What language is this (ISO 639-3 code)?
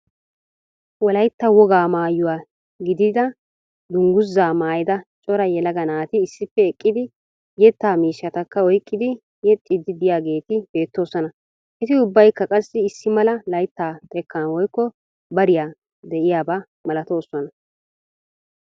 wal